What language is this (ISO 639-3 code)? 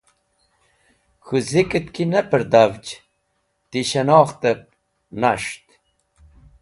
wbl